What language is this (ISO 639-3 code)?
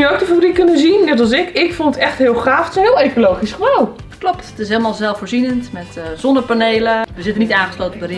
nld